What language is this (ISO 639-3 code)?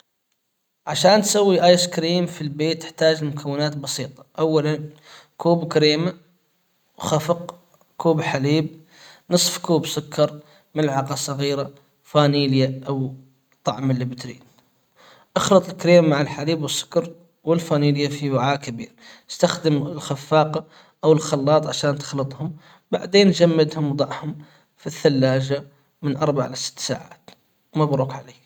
acw